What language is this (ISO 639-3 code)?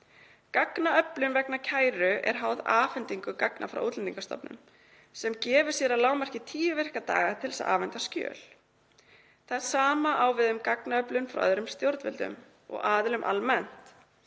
isl